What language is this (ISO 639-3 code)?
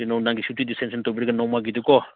mni